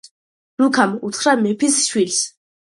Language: Georgian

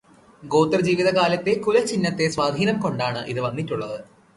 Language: Malayalam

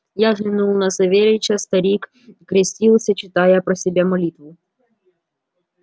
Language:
Russian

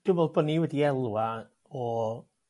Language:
Welsh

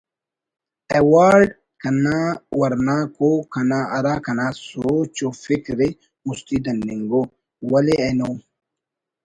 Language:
Brahui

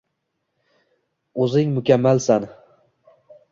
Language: Uzbek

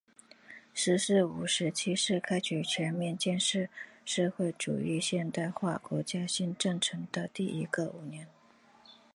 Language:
Chinese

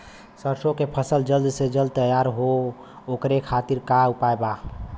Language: Bhojpuri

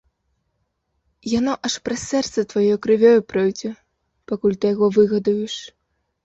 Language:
Belarusian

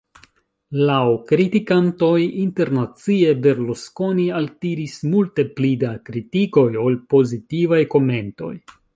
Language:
Esperanto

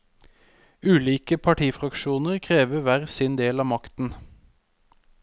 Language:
Norwegian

